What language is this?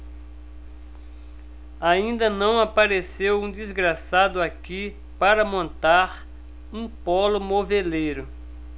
Portuguese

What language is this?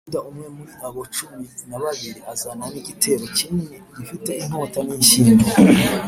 Kinyarwanda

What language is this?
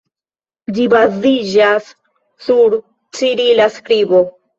Esperanto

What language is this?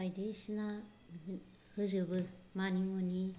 Bodo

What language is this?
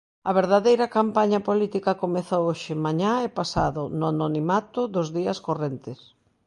Galician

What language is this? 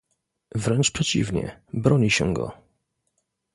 Polish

